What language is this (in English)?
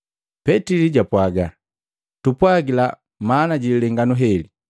Matengo